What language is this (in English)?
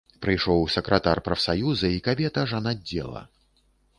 Belarusian